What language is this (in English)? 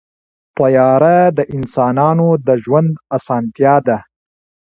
Pashto